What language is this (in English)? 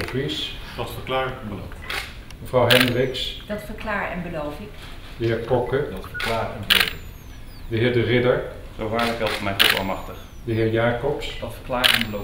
Dutch